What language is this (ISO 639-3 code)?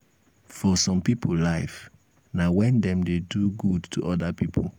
pcm